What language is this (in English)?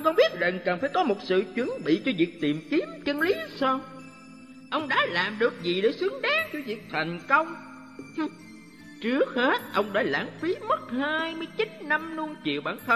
Vietnamese